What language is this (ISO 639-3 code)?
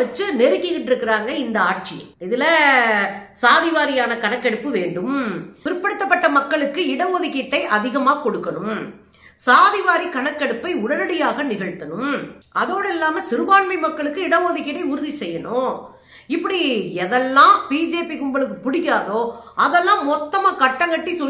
tam